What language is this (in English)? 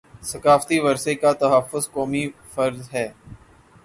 Urdu